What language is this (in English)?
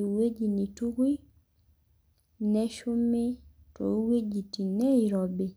Masai